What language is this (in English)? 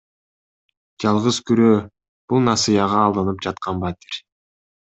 Kyrgyz